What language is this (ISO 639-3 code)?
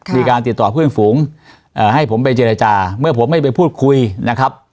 tha